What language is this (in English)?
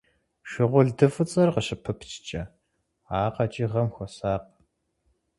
Kabardian